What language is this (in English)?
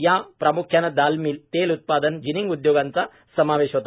Marathi